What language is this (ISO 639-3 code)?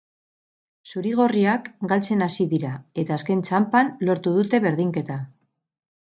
eus